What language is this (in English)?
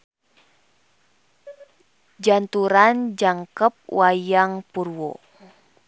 Sundanese